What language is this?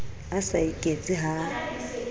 Southern Sotho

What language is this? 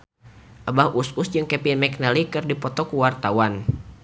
Sundanese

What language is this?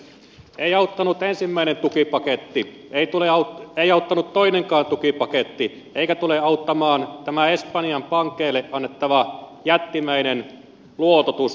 Finnish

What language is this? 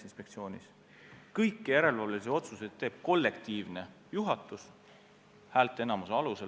Estonian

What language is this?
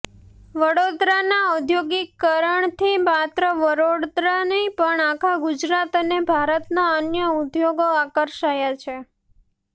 Gujarati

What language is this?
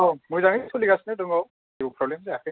Bodo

